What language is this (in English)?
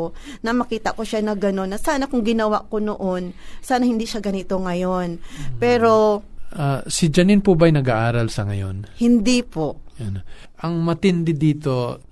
Filipino